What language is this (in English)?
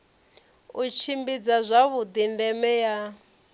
Venda